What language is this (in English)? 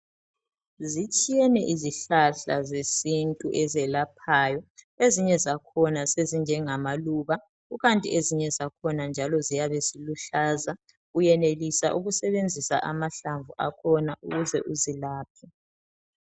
North Ndebele